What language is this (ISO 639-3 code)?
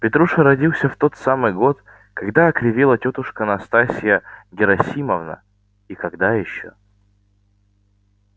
rus